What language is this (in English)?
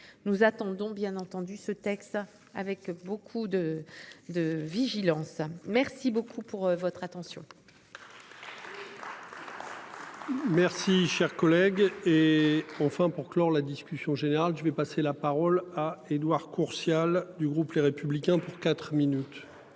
French